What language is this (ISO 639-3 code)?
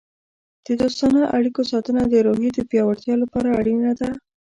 pus